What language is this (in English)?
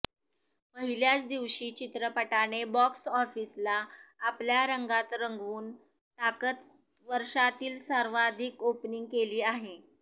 Marathi